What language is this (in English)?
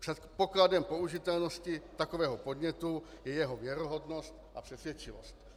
Czech